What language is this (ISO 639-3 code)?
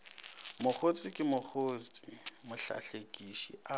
nso